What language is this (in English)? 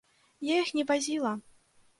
Belarusian